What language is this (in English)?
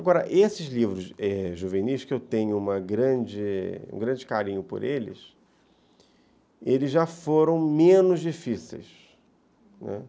Portuguese